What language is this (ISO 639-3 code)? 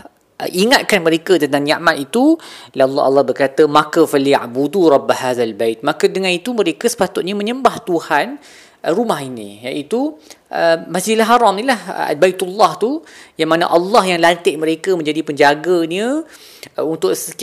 msa